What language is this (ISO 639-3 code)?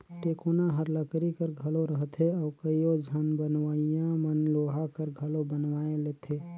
hne